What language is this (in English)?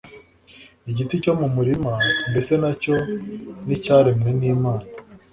Kinyarwanda